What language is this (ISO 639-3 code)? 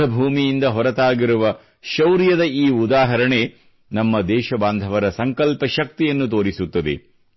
kan